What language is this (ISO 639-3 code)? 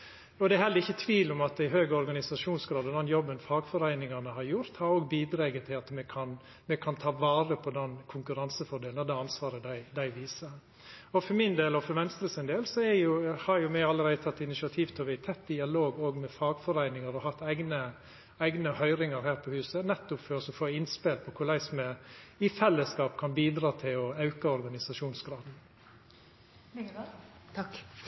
nno